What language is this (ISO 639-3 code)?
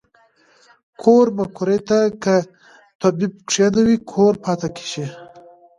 pus